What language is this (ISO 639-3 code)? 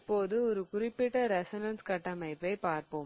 tam